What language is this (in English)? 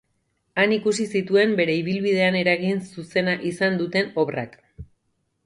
Basque